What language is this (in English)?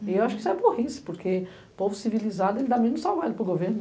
Portuguese